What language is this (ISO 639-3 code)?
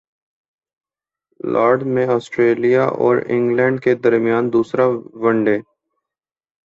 urd